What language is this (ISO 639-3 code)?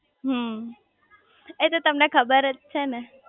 guj